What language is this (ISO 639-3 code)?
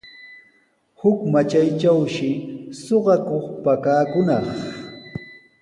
qws